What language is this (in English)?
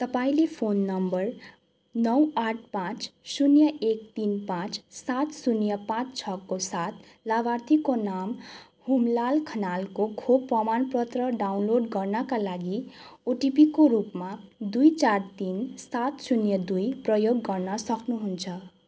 Nepali